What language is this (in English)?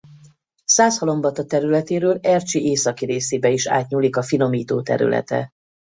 Hungarian